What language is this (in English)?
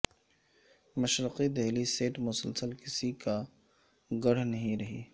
Urdu